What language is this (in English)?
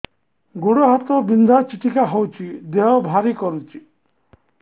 Odia